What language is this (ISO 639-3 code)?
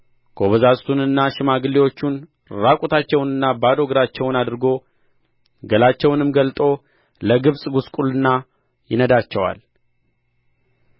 amh